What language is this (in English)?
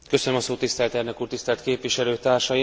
Hungarian